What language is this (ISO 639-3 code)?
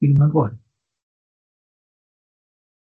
cym